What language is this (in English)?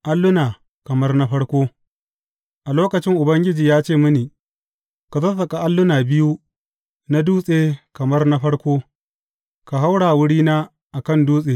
Hausa